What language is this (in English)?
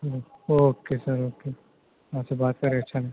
Urdu